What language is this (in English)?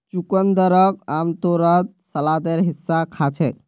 Magahi